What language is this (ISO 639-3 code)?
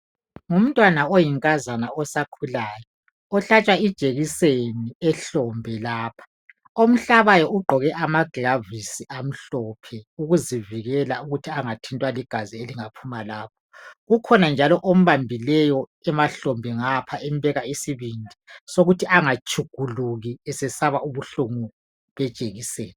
nde